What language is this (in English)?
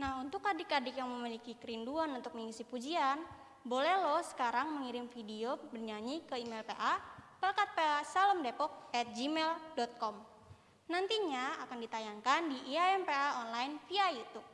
Indonesian